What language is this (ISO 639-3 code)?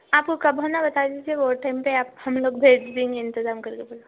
urd